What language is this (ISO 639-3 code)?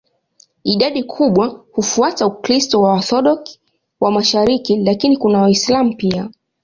swa